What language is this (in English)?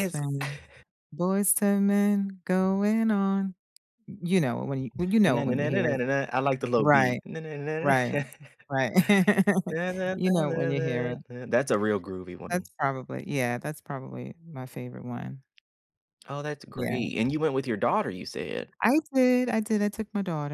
English